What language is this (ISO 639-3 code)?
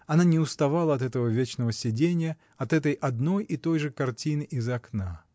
rus